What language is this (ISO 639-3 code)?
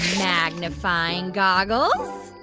eng